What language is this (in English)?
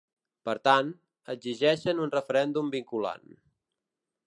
Catalan